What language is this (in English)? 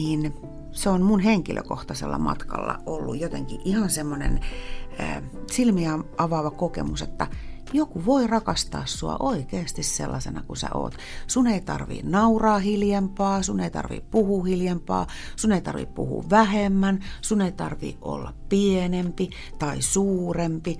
Finnish